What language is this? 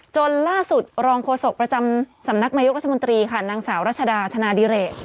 Thai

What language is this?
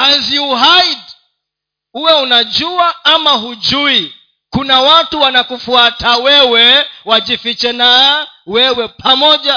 Swahili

